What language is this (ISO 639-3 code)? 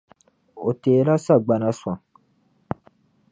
dag